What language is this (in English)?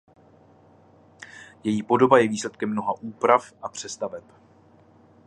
Czech